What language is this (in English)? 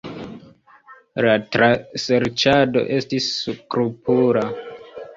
Esperanto